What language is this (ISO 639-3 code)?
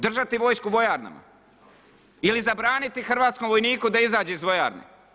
hrv